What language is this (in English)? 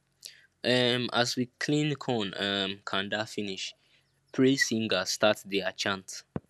Nigerian Pidgin